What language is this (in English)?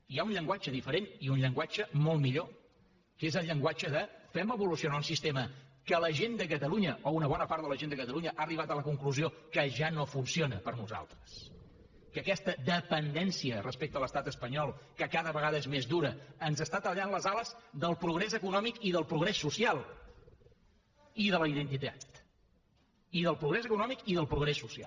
Catalan